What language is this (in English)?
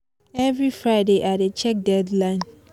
Nigerian Pidgin